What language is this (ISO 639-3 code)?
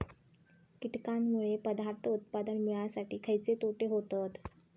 mar